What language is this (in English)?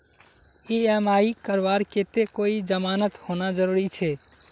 Magahi